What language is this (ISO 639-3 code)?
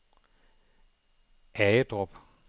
dan